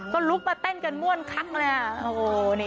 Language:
Thai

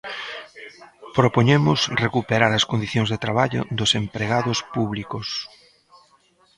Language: Galician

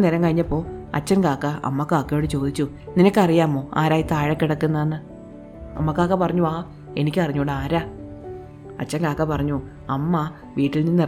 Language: Malayalam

